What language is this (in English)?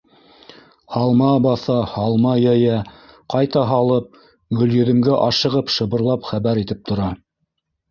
Bashkir